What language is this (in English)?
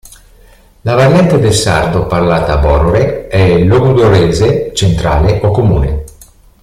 Italian